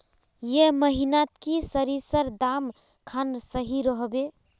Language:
Magahi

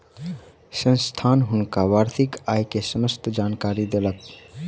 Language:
Maithili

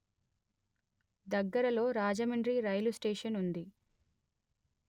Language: Telugu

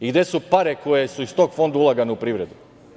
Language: Serbian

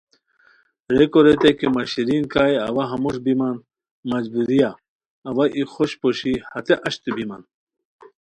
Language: Khowar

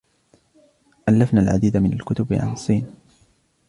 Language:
Arabic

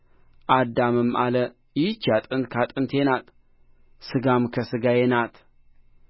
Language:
Amharic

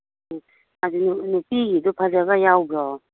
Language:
Manipuri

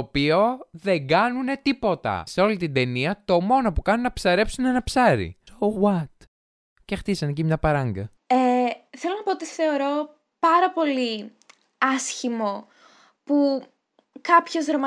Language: Greek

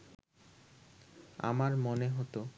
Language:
Bangla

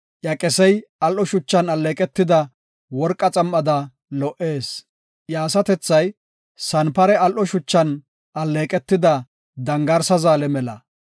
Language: Gofa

